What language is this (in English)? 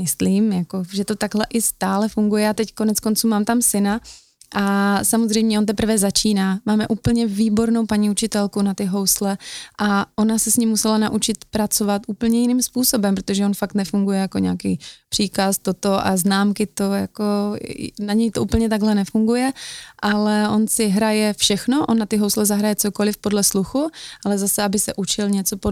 Czech